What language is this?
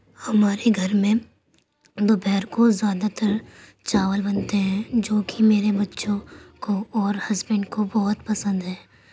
Urdu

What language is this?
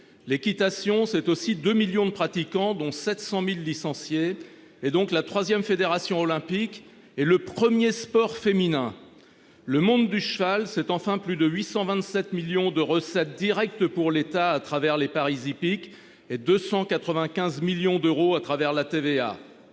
French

